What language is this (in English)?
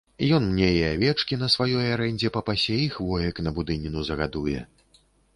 Belarusian